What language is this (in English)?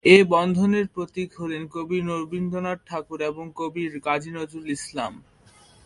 Bangla